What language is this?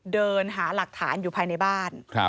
Thai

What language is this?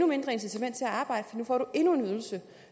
Danish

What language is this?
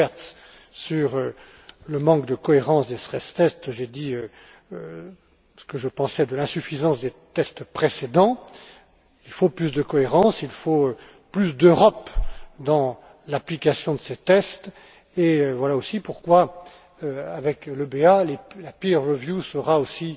French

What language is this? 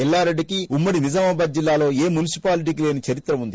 Telugu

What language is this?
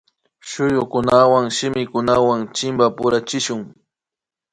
Imbabura Highland Quichua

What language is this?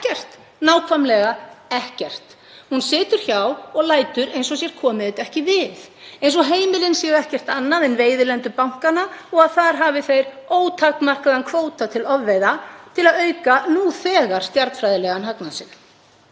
Icelandic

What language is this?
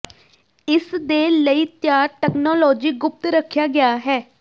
Punjabi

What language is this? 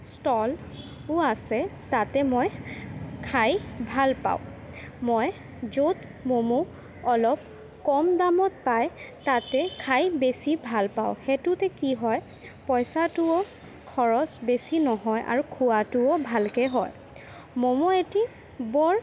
Assamese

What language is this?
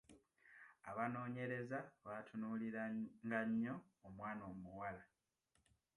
Ganda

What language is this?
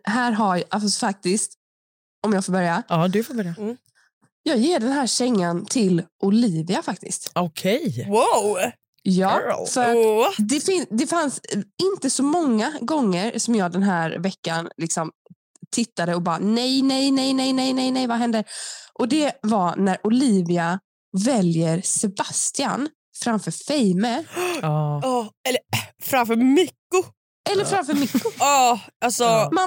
Swedish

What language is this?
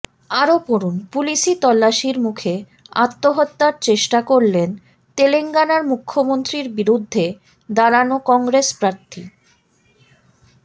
Bangla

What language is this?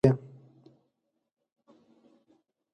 Pashto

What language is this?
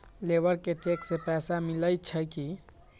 Magahi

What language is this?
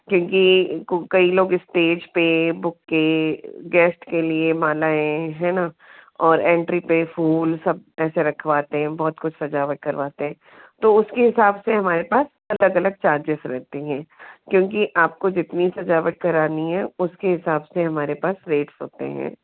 Hindi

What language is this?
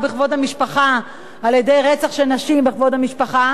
Hebrew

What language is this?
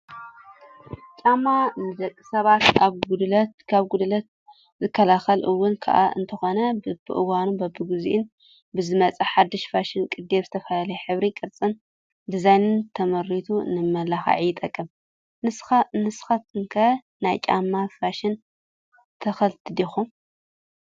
Tigrinya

